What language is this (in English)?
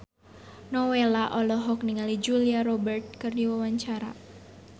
Sundanese